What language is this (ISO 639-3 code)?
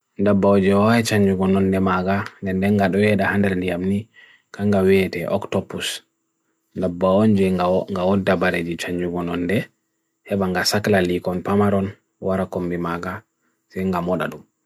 fui